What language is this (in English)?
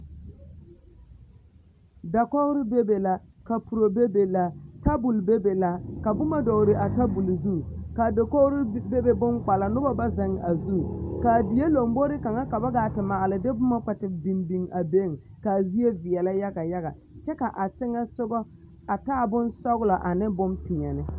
Southern Dagaare